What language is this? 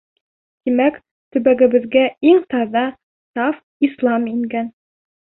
Bashkir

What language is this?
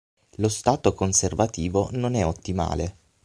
Italian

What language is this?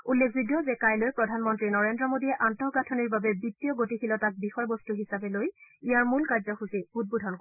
Assamese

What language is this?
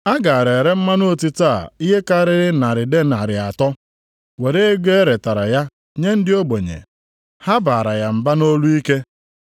Igbo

